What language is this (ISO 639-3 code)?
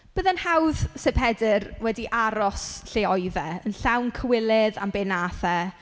cym